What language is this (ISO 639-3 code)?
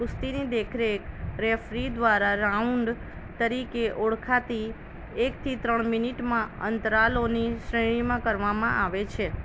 guj